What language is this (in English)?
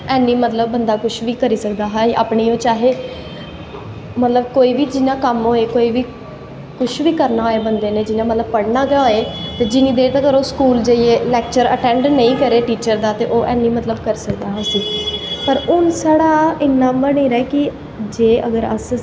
Dogri